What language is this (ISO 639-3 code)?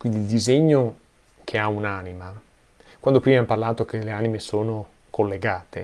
ita